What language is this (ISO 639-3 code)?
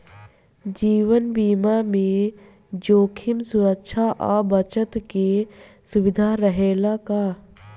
bho